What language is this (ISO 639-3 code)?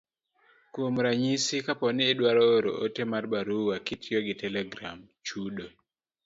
luo